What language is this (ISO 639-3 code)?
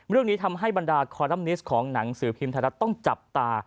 tha